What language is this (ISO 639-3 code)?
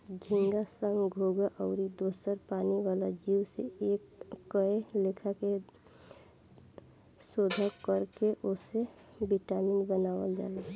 bho